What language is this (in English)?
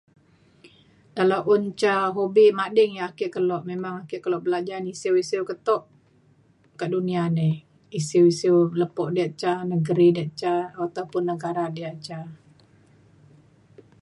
Mainstream Kenyah